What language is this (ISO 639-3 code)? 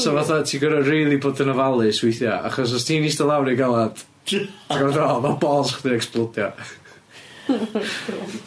cym